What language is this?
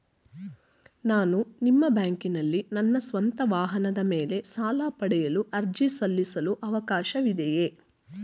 Kannada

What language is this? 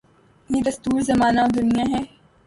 Urdu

